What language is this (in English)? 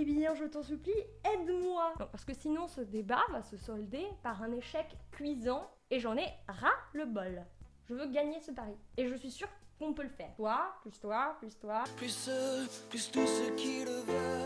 French